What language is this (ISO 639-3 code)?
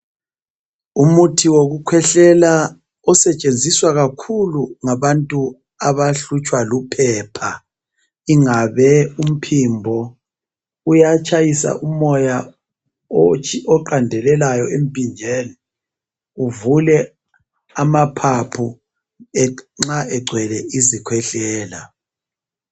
nde